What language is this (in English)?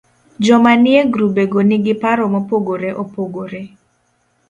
Luo (Kenya and Tanzania)